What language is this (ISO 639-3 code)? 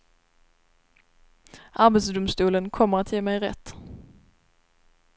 swe